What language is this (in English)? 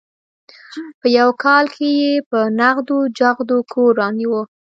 Pashto